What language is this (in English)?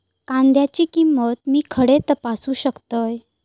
Marathi